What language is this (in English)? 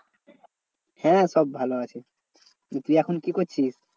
Bangla